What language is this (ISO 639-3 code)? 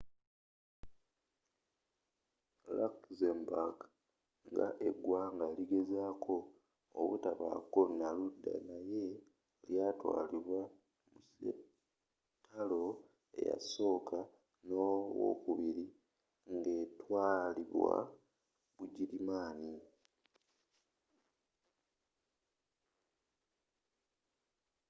lug